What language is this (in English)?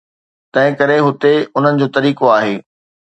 Sindhi